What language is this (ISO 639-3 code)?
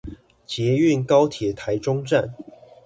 zho